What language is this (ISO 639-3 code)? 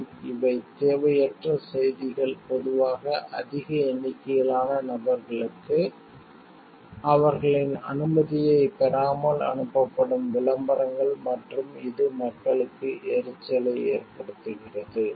tam